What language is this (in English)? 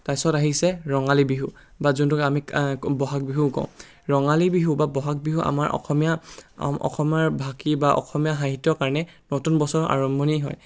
Assamese